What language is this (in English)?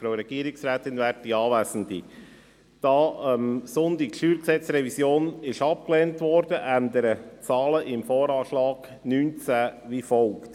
Swiss German